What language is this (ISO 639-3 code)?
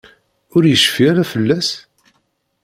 kab